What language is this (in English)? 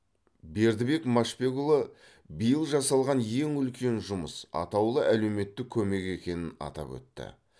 Kazakh